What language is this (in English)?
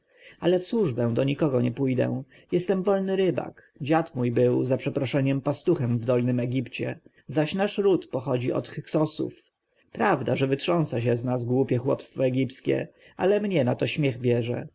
Polish